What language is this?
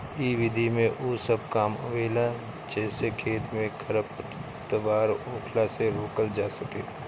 Bhojpuri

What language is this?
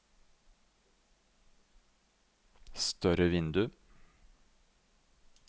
Norwegian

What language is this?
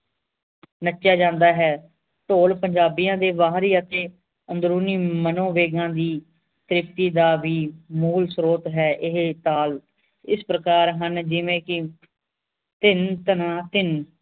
Punjabi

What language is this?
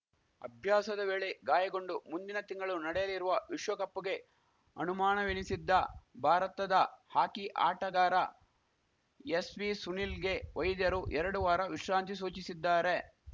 Kannada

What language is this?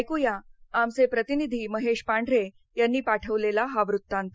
Marathi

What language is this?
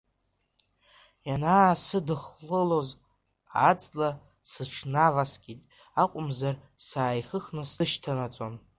Abkhazian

